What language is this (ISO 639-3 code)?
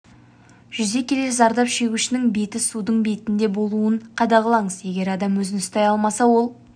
kaz